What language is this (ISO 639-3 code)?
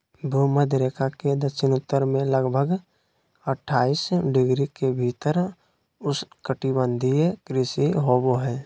mag